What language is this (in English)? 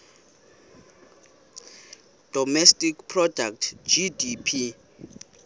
Xhosa